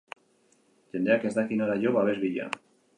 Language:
Basque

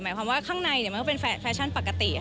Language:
Thai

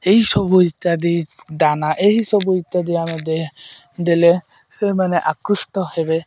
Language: Odia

